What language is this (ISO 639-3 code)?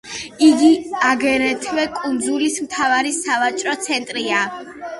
kat